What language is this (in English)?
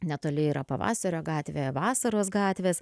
Lithuanian